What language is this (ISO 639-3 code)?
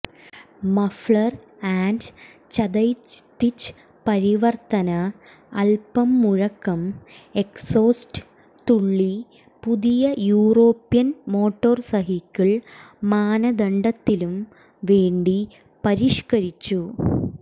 mal